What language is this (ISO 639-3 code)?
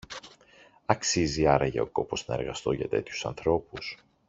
ell